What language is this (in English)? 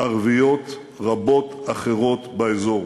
Hebrew